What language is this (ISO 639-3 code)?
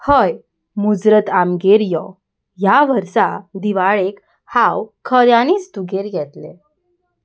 kok